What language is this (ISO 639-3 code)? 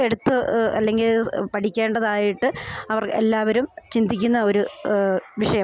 mal